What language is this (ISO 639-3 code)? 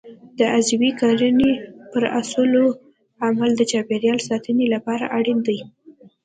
pus